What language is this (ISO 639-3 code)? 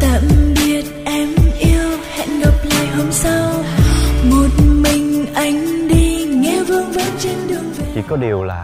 vie